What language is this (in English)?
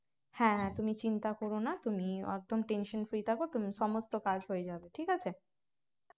Bangla